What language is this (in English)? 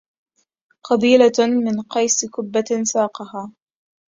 Arabic